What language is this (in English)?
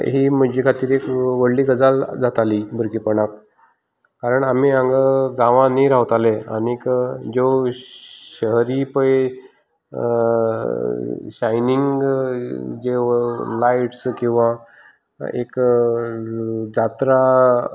Konkani